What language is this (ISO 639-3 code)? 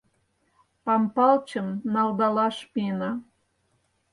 chm